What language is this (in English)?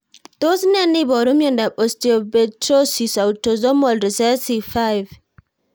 Kalenjin